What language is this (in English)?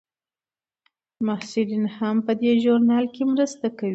Pashto